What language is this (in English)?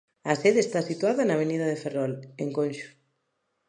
Galician